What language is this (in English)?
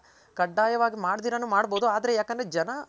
Kannada